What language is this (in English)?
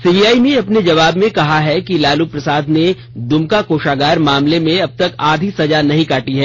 Hindi